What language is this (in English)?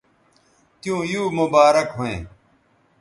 Bateri